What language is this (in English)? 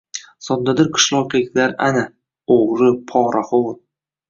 Uzbek